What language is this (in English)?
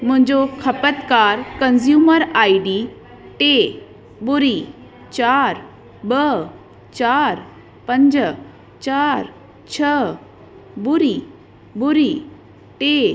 Sindhi